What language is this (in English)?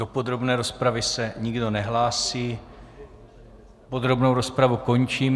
Czech